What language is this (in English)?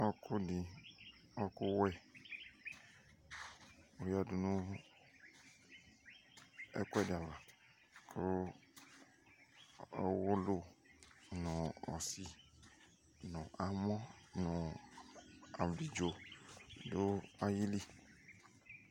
Ikposo